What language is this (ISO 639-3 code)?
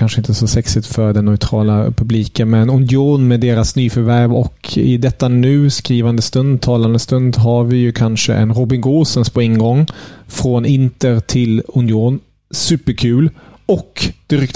swe